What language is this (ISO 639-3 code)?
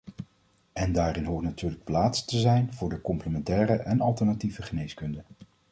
nld